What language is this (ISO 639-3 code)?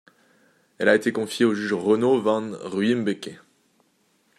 fra